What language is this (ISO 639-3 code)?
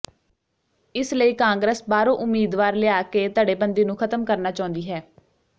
pan